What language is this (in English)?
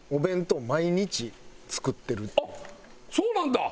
Japanese